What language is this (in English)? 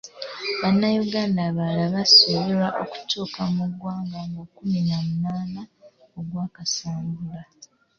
Ganda